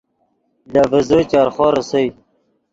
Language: Yidgha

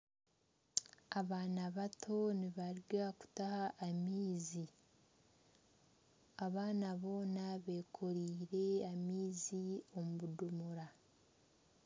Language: Nyankole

